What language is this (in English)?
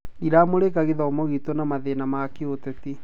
Kikuyu